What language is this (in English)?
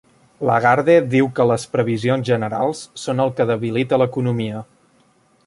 Catalan